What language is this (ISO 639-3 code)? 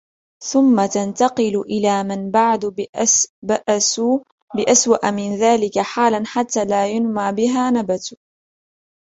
ara